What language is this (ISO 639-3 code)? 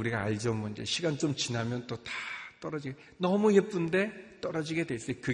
kor